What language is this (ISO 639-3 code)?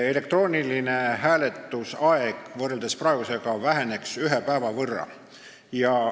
est